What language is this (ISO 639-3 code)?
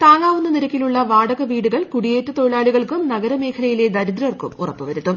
mal